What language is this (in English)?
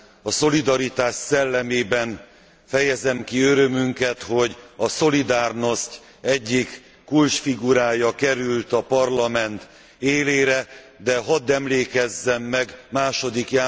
Hungarian